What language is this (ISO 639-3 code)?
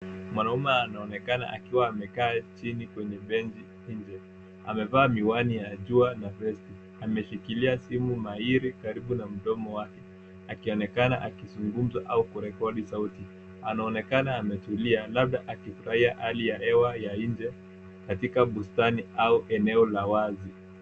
swa